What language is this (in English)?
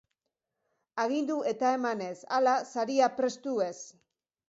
Basque